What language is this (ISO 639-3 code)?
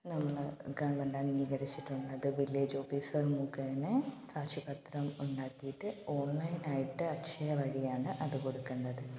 mal